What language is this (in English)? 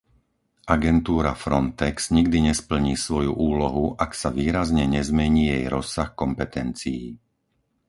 Slovak